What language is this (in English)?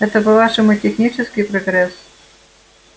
Russian